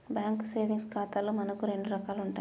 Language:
Telugu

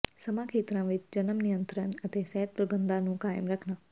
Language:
Punjabi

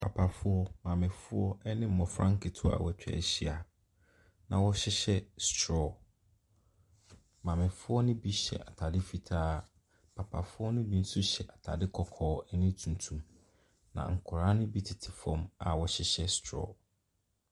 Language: Akan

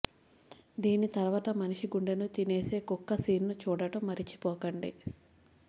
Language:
Telugu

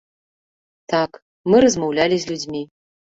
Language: Belarusian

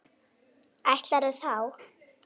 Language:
Icelandic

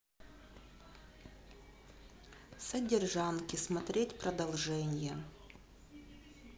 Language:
Russian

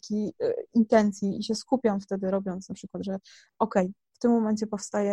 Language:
Polish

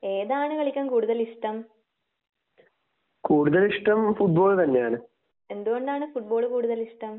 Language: Malayalam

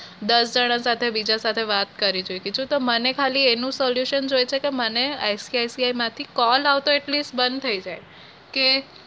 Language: Gujarati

